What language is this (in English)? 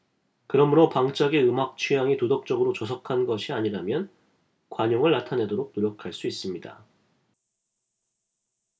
Korean